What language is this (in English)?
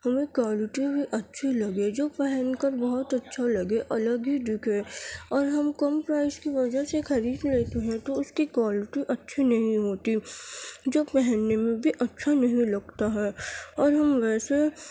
Urdu